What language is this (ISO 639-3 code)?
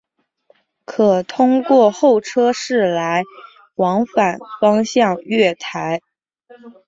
zho